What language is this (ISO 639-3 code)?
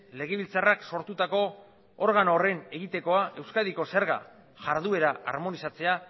eus